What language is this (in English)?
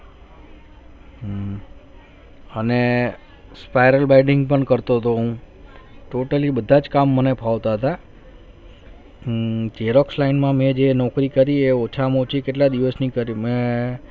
Gujarati